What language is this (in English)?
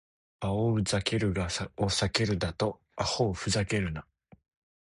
Japanese